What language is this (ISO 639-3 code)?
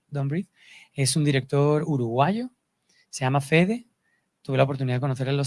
spa